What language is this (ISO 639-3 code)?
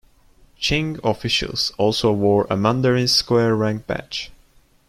eng